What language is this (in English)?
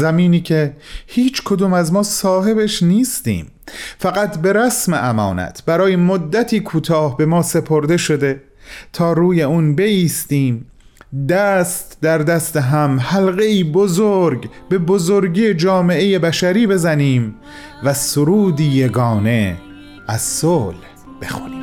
Persian